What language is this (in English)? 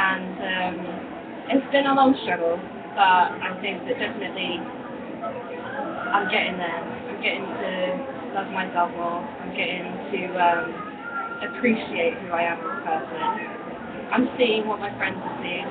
English